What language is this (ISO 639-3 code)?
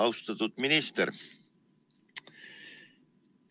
est